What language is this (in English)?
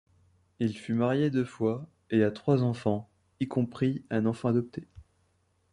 French